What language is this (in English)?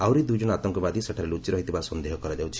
Odia